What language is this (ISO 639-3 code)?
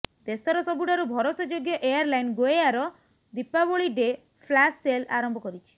ori